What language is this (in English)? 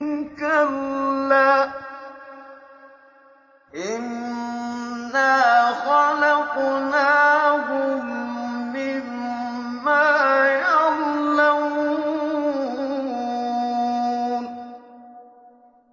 Arabic